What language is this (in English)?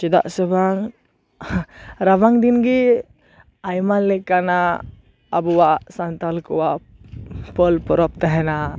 Santali